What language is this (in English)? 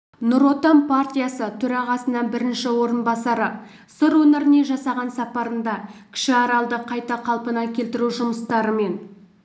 Kazakh